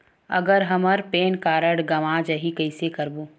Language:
Chhattisgarhi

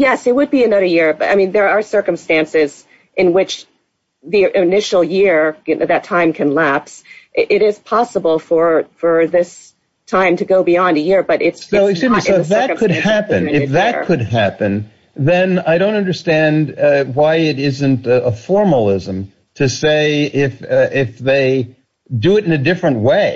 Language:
English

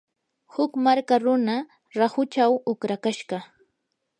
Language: Yanahuanca Pasco Quechua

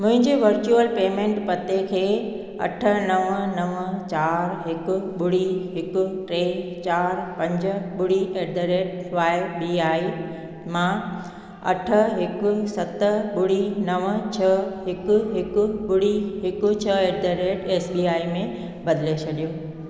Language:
Sindhi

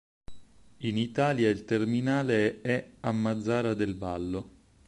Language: Italian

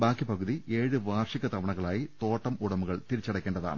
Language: Malayalam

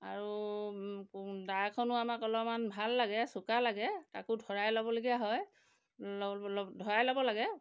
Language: Assamese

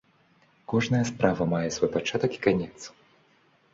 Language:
Belarusian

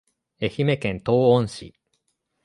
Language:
Japanese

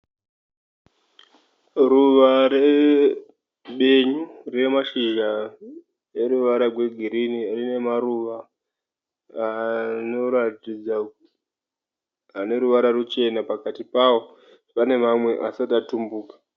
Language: Shona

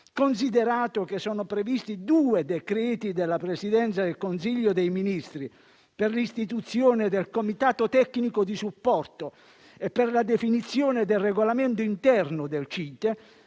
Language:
Italian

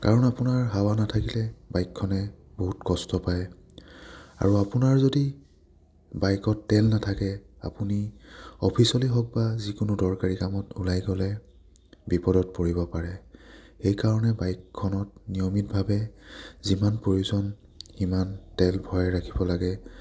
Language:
Assamese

